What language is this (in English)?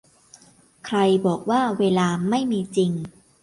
Thai